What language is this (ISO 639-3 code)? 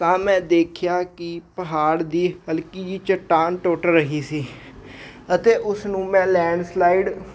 pan